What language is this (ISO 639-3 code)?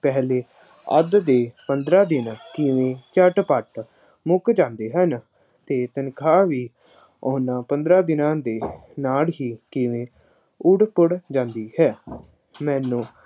pan